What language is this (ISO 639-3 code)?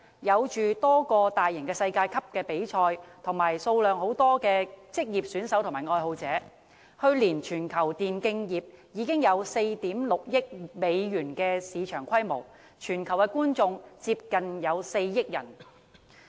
yue